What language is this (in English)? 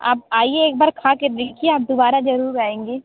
Hindi